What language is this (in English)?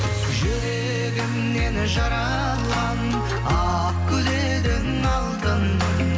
Kazakh